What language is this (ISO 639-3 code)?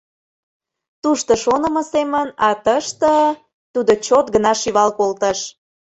chm